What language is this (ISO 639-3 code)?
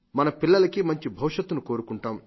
tel